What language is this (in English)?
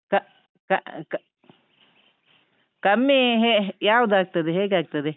Kannada